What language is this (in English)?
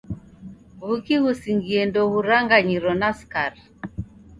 Taita